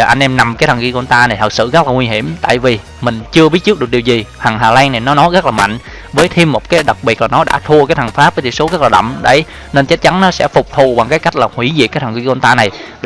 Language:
Vietnamese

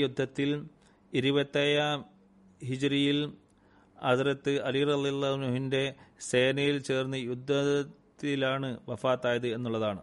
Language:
Malayalam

